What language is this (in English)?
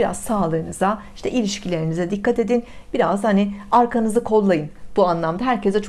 Turkish